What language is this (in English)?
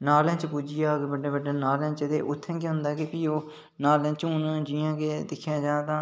Dogri